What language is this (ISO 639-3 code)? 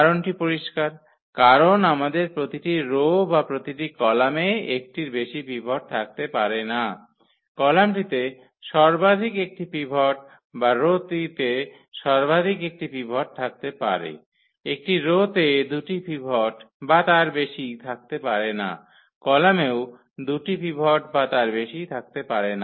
ben